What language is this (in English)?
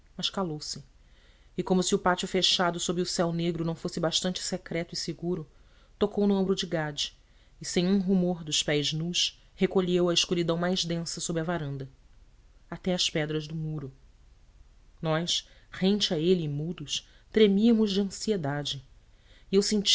Portuguese